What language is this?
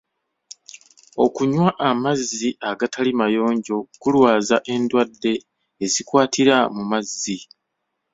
Ganda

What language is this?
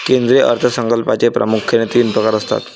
Marathi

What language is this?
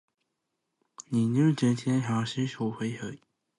Cantonese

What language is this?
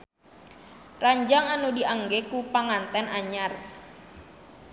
Sundanese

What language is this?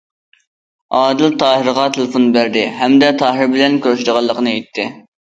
Uyghur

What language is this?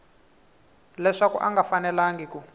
Tsonga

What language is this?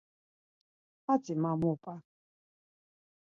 Laz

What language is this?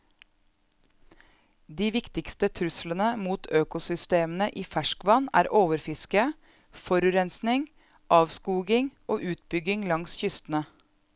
Norwegian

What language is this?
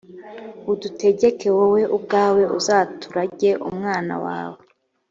Kinyarwanda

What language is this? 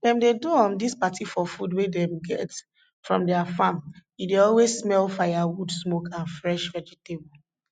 Nigerian Pidgin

